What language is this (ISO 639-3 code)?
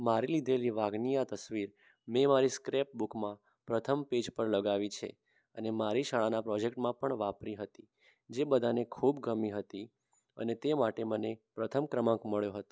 guj